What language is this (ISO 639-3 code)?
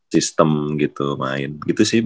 ind